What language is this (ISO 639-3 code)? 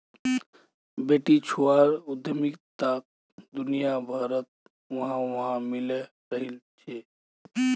mag